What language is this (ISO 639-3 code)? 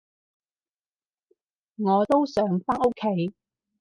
yue